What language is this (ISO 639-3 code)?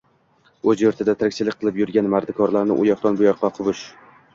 uzb